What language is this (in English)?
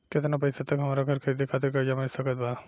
Bhojpuri